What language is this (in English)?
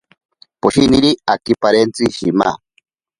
Ashéninka Perené